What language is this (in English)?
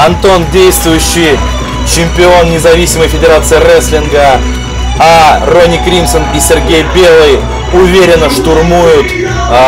Russian